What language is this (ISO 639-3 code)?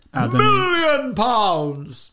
eng